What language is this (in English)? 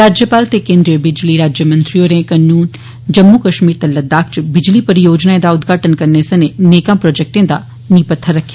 Dogri